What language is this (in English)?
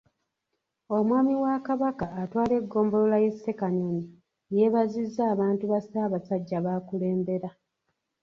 Ganda